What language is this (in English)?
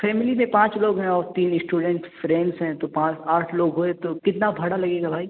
Urdu